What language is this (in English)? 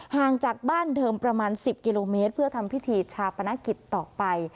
Thai